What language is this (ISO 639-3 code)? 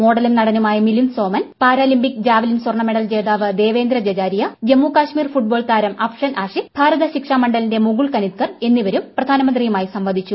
mal